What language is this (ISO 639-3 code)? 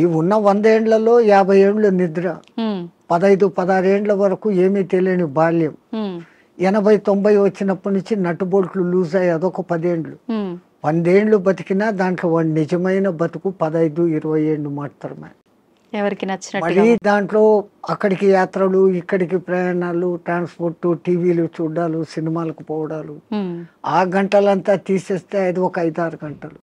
tel